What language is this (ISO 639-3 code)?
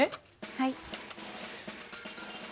jpn